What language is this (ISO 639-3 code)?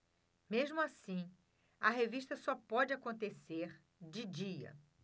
por